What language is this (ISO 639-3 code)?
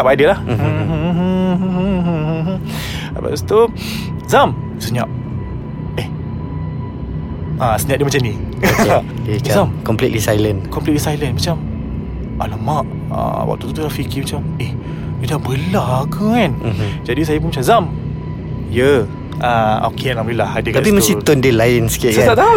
msa